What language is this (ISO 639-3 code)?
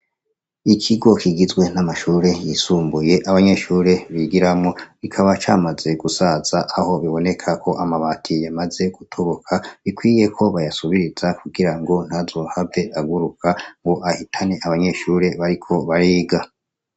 run